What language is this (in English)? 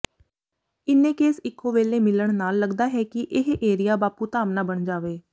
Punjabi